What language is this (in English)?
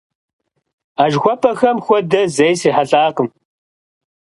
Kabardian